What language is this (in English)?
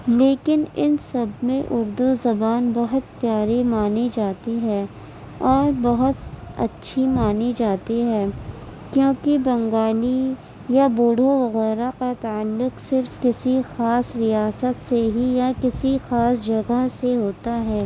Urdu